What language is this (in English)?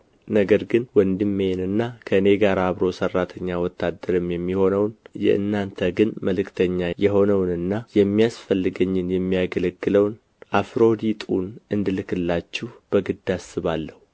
Amharic